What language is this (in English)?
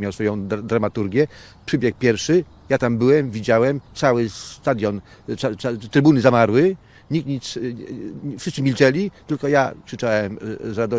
Polish